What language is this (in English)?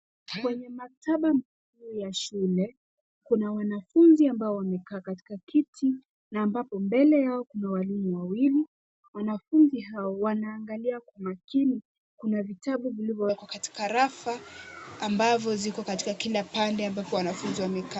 Swahili